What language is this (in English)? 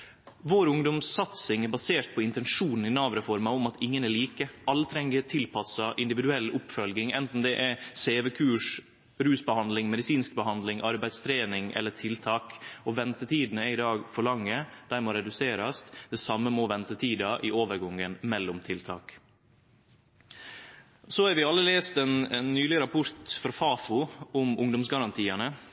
Norwegian Nynorsk